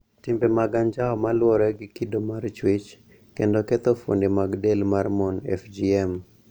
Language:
Luo (Kenya and Tanzania)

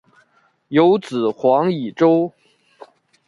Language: Chinese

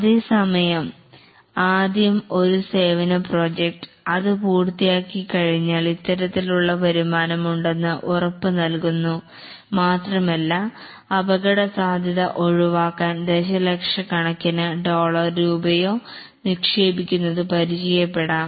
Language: Malayalam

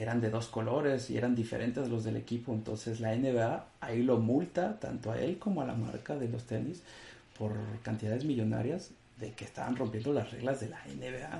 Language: Spanish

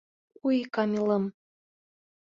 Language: Bashkir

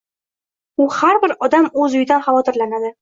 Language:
Uzbek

